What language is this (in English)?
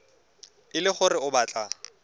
Tswana